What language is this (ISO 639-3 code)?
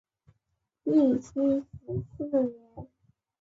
zho